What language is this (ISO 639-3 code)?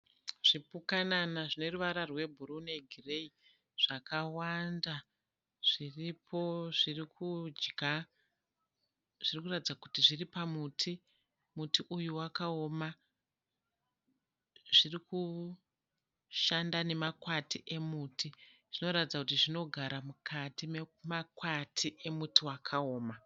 sna